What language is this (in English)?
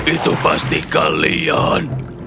Indonesian